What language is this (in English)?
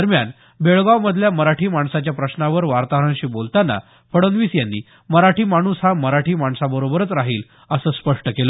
Marathi